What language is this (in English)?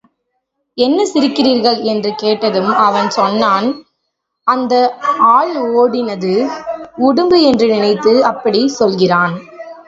Tamil